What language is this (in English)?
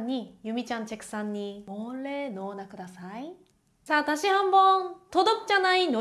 Japanese